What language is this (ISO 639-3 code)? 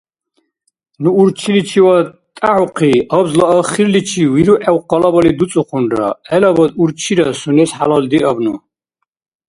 dar